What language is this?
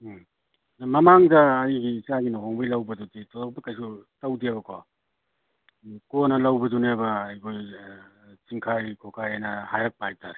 Manipuri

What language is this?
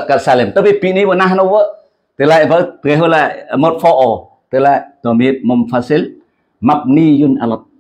Indonesian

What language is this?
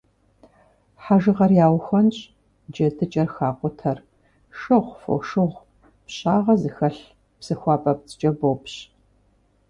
Kabardian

